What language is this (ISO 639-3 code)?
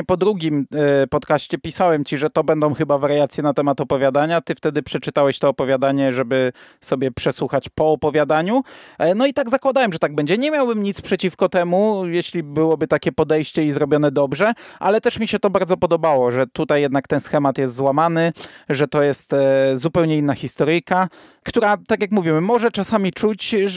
pol